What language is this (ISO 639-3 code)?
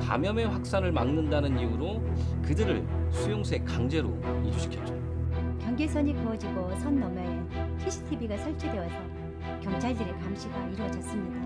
kor